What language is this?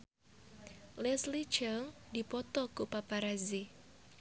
Sundanese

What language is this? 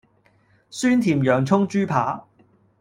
Cantonese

